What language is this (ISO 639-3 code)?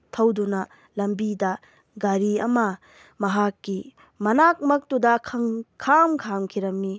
mni